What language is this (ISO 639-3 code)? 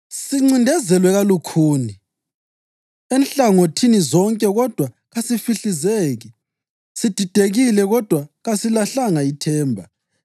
nde